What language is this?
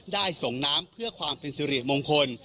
Thai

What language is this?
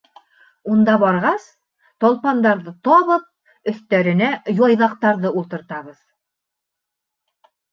Bashkir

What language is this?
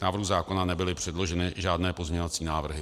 Czech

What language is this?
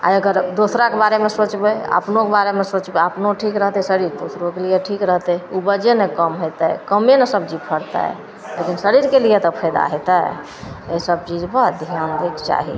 Maithili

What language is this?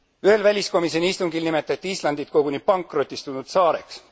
Estonian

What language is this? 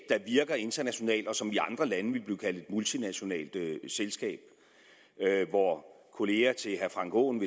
Danish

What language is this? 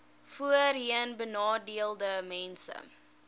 Afrikaans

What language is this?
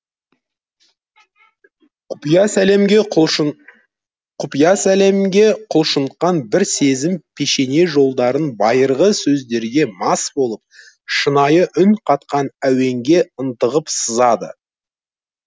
Kazakh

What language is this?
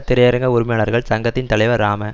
Tamil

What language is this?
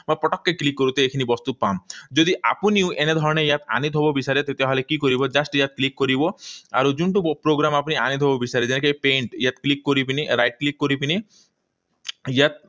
Assamese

